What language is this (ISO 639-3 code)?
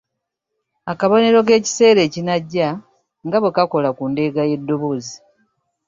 lug